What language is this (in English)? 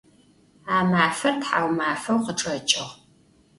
Adyghe